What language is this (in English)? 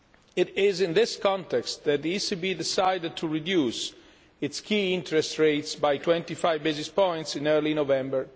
English